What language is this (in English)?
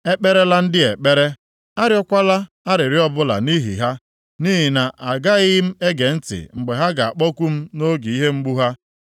Igbo